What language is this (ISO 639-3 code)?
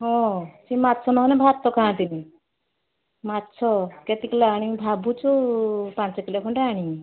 ori